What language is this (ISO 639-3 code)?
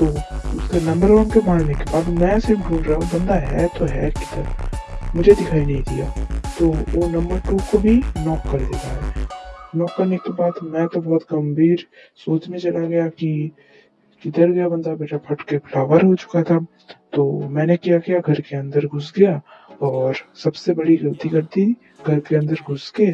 hin